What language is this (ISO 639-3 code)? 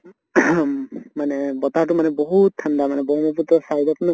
asm